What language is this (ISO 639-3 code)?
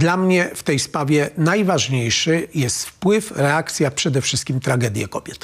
pol